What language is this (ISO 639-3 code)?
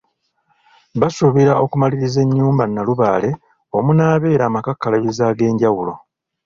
lug